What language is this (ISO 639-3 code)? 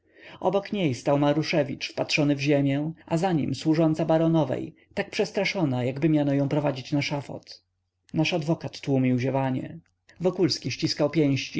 pol